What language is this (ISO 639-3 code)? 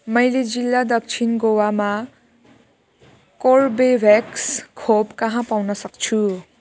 nep